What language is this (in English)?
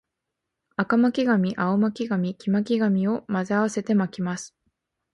Japanese